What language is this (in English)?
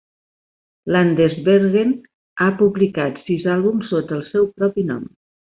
Catalan